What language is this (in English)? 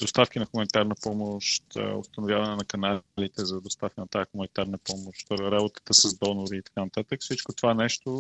Bulgarian